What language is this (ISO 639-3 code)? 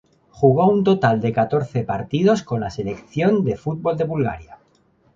spa